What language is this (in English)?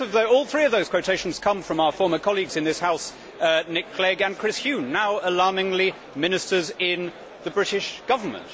English